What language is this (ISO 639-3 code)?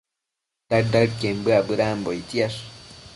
mcf